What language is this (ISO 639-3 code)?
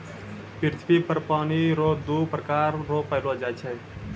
mai